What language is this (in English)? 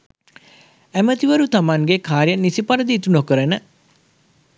Sinhala